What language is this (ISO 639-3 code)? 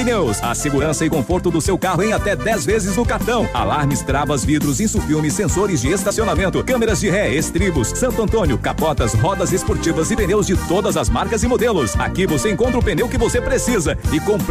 por